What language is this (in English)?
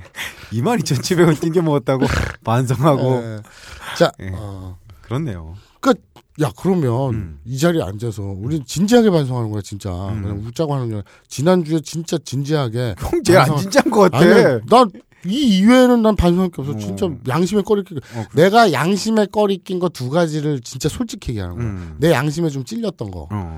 Korean